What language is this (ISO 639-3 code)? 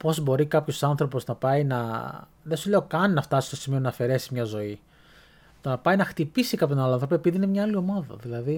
ell